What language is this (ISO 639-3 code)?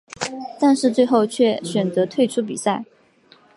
zho